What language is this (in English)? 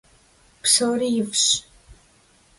Kabardian